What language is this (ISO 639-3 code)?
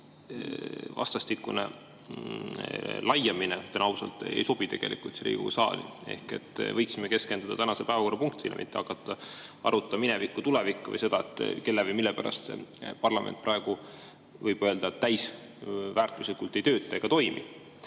est